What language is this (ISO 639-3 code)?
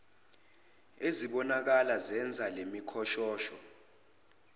zul